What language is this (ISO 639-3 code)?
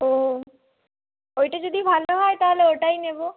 ben